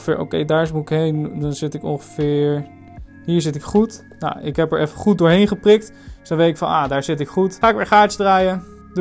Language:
Dutch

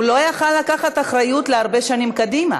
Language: Hebrew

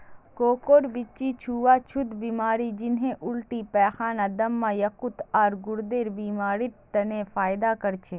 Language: Magahi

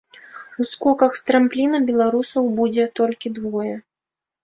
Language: Belarusian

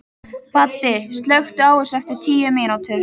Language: Icelandic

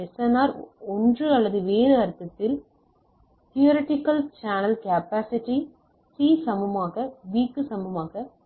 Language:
Tamil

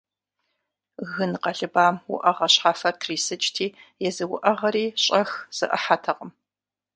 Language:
Kabardian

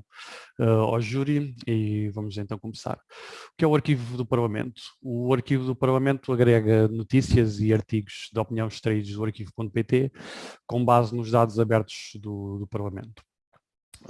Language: Portuguese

